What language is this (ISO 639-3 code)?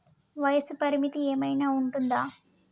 tel